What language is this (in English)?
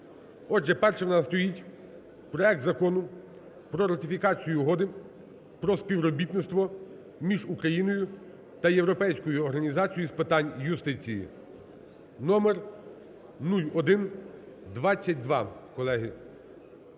Ukrainian